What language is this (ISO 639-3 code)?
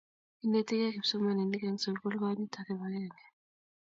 kln